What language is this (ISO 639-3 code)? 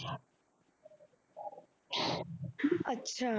pan